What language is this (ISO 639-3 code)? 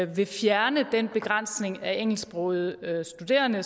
dan